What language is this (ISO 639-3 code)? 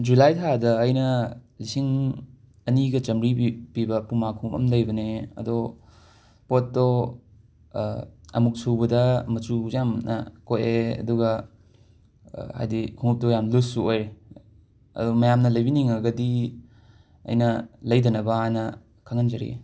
mni